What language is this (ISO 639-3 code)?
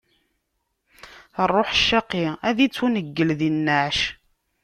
kab